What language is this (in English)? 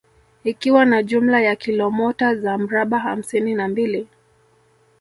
Swahili